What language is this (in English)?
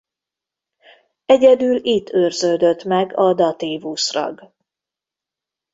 Hungarian